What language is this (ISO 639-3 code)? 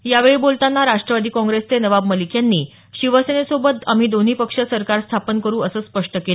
mar